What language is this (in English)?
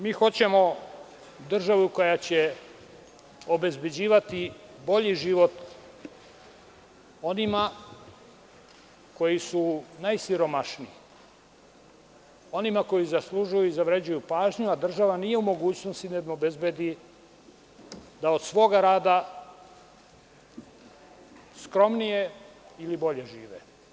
Serbian